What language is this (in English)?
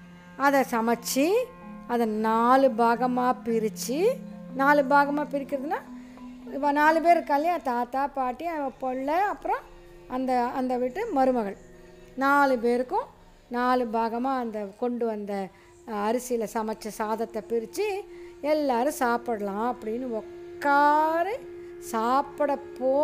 Tamil